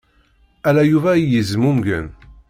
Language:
Kabyle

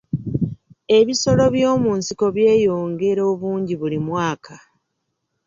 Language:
Ganda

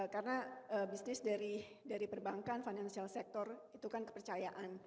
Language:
Indonesian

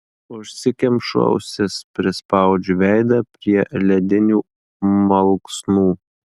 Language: Lithuanian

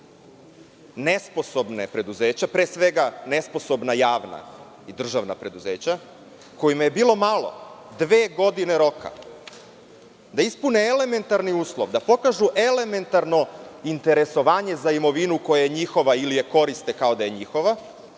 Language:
Serbian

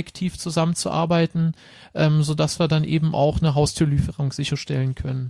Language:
German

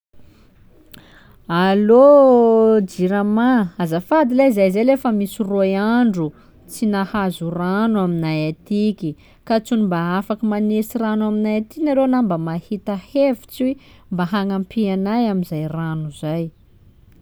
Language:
Sakalava Malagasy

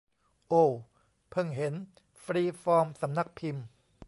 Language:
Thai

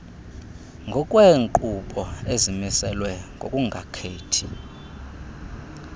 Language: Xhosa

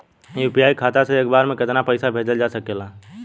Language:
Bhojpuri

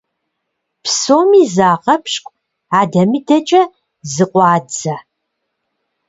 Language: Kabardian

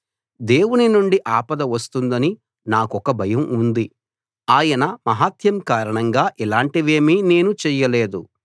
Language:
Telugu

